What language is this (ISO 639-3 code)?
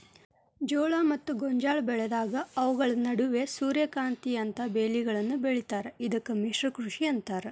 kan